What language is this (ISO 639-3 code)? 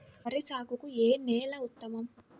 tel